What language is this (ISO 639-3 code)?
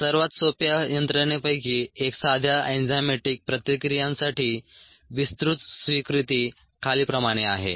mar